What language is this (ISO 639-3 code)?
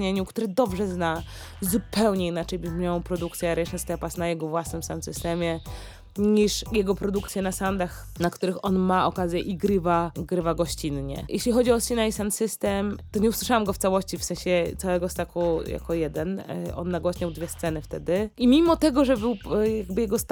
pol